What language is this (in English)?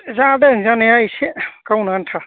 Bodo